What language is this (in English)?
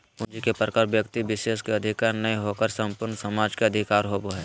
Magahi